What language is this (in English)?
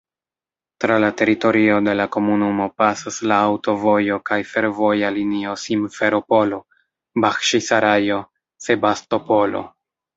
Esperanto